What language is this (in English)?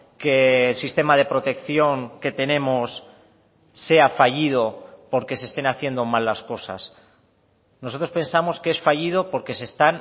Spanish